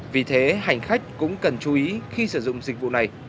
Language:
Vietnamese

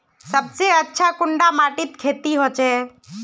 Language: Magahi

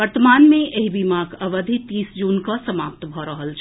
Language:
Maithili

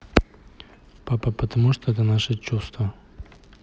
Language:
Russian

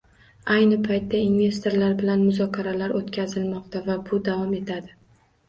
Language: Uzbek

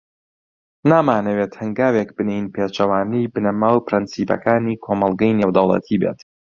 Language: Central Kurdish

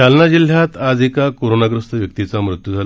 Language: Marathi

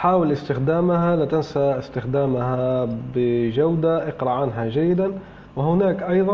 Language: Arabic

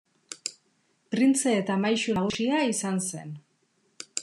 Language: Basque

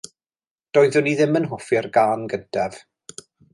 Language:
Welsh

